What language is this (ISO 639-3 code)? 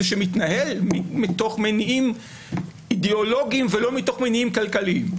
heb